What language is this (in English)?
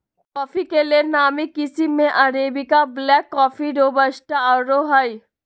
Magahi